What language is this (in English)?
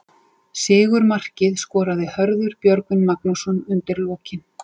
Icelandic